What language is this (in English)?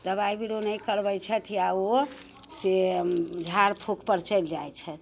Maithili